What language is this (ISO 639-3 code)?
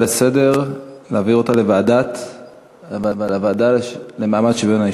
heb